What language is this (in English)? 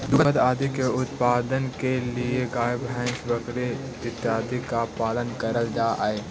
Magahi